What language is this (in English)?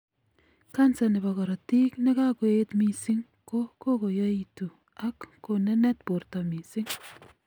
Kalenjin